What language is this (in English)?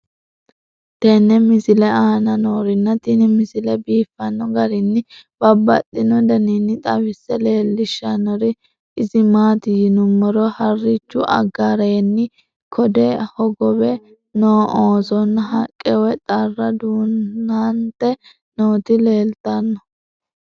Sidamo